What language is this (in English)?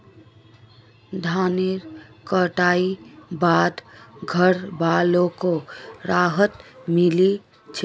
Magahi